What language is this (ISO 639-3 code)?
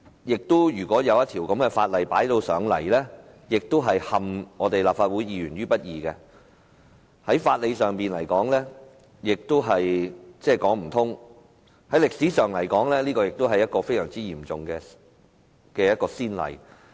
yue